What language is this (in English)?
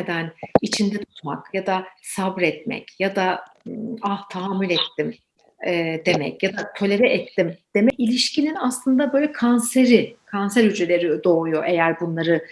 Turkish